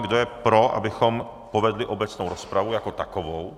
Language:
Czech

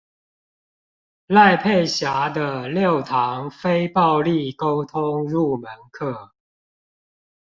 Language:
Chinese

